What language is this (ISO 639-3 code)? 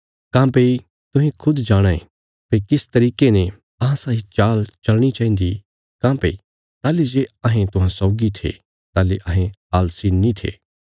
kfs